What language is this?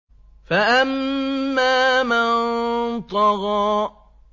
Arabic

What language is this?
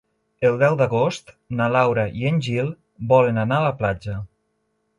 Catalan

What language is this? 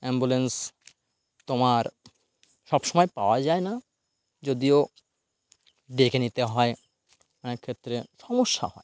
Bangla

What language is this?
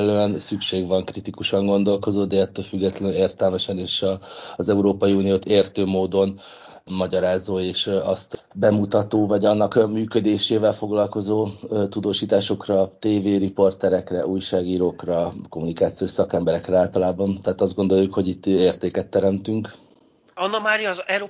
Hungarian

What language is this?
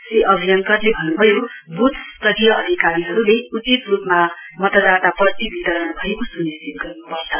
Nepali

